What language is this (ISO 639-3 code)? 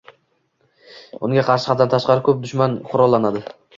uzb